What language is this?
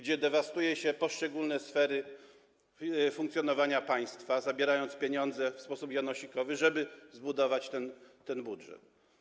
Polish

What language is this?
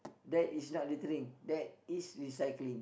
English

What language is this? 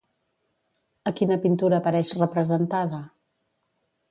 Catalan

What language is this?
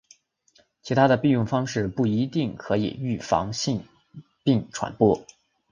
Chinese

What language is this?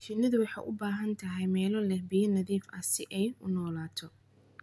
Somali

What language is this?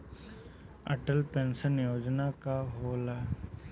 Bhojpuri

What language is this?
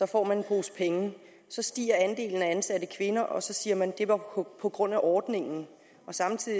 Danish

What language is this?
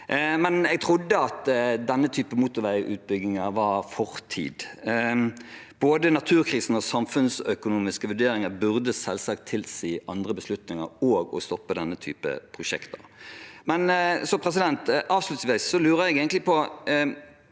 Norwegian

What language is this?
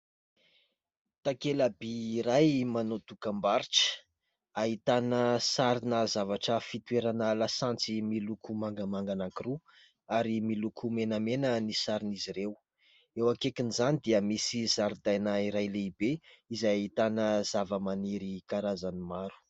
Malagasy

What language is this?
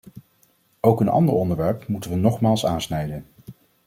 Dutch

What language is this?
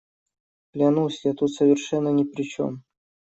Russian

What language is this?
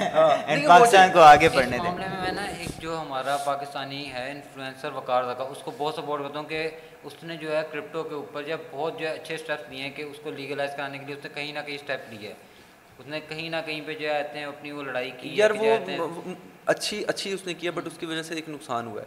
Urdu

